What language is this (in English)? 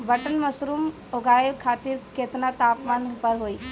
Bhojpuri